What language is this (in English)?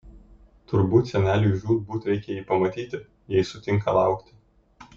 Lithuanian